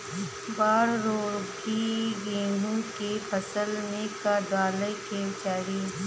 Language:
Bhojpuri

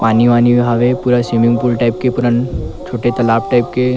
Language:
Chhattisgarhi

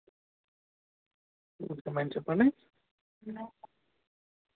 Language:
Telugu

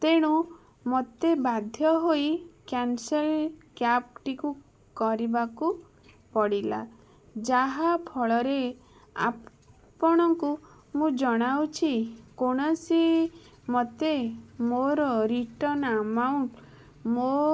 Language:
Odia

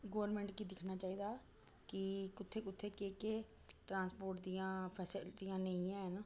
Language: Dogri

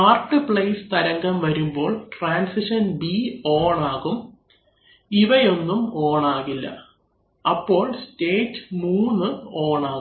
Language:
Malayalam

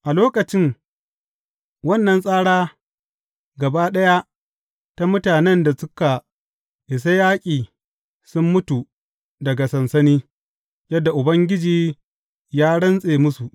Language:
Hausa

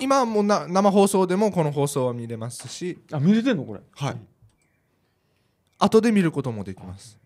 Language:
Japanese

